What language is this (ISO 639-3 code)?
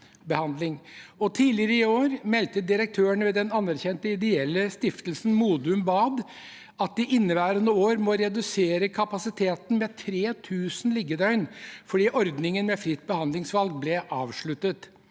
nor